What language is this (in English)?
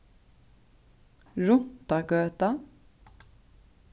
Faroese